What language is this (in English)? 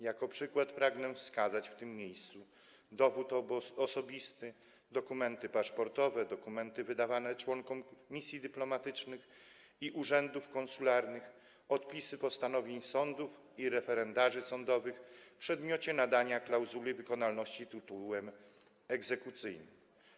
Polish